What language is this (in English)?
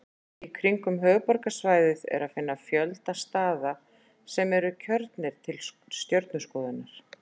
Icelandic